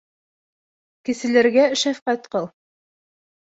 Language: Bashkir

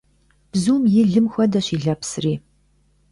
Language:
Kabardian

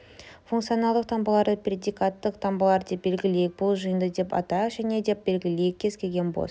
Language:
Kazakh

